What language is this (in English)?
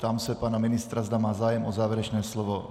Czech